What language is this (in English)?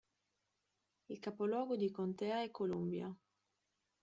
Italian